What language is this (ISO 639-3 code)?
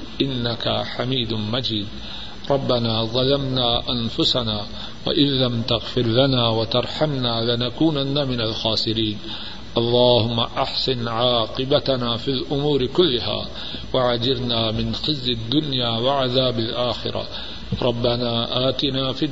urd